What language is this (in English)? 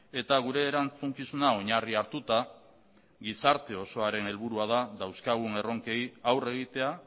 Basque